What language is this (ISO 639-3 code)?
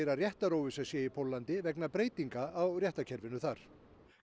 isl